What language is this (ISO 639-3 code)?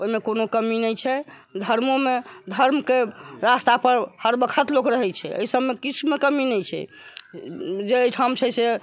mai